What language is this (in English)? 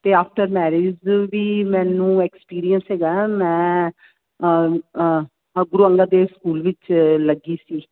Punjabi